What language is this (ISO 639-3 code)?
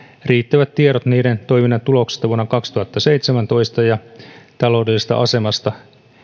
fin